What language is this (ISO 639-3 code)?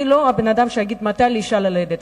heb